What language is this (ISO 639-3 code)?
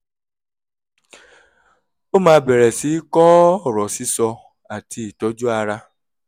yor